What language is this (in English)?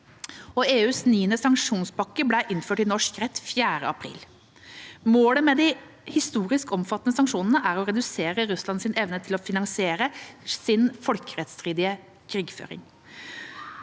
Norwegian